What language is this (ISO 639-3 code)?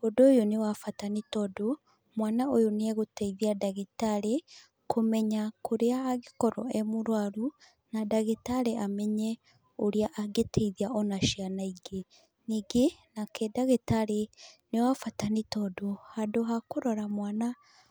kik